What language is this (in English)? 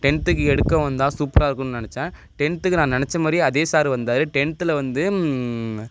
Tamil